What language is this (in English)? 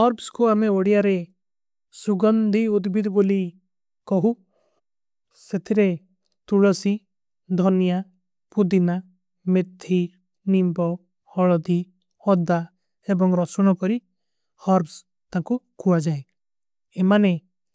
Kui (India)